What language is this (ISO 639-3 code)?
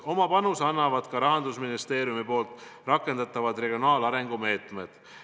est